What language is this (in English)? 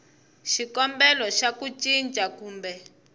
Tsonga